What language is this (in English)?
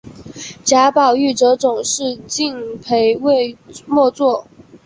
Chinese